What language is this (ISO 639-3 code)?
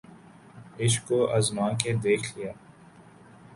urd